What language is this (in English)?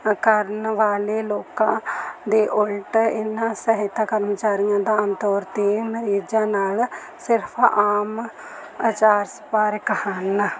Punjabi